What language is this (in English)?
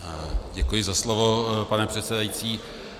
Czech